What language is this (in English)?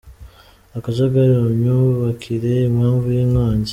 Kinyarwanda